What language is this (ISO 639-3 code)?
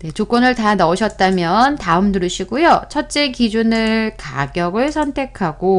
kor